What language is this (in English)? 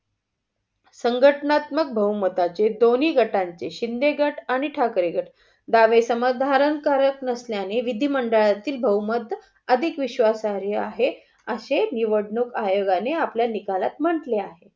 Marathi